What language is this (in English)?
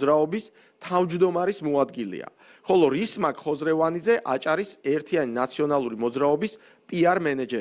Romanian